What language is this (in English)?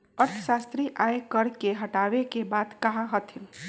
Magahi